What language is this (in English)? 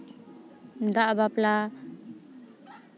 Santali